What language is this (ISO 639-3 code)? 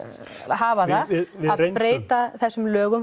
isl